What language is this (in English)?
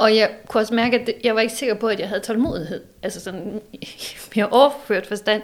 Danish